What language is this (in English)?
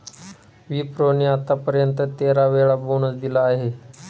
Marathi